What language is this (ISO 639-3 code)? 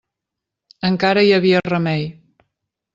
cat